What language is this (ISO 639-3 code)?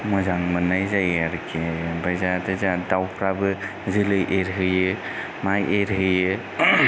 brx